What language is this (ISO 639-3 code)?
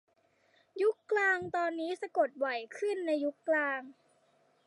tha